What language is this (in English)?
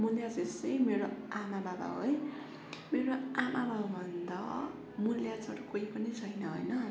Nepali